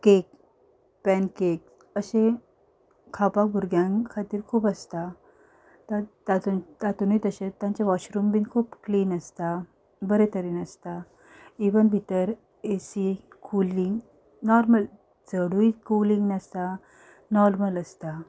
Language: Konkani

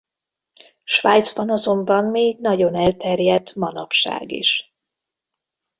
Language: Hungarian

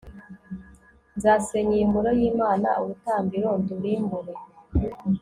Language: Kinyarwanda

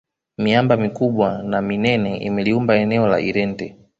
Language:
Swahili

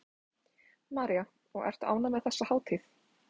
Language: Icelandic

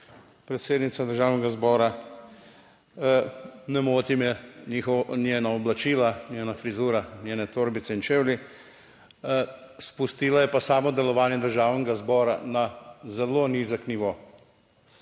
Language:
Slovenian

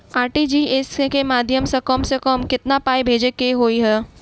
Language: Maithili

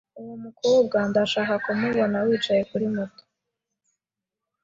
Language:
Kinyarwanda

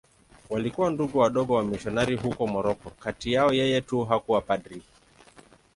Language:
Swahili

